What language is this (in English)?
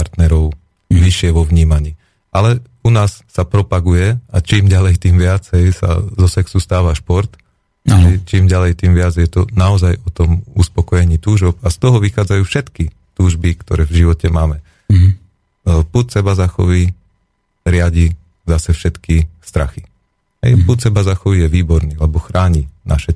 Slovak